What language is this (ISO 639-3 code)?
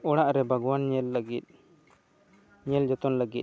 sat